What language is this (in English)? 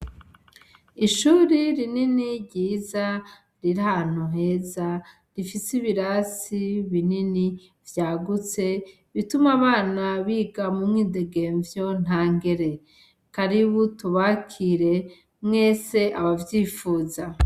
Rundi